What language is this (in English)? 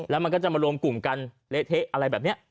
Thai